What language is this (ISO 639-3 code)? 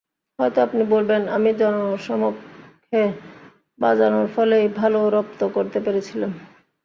ben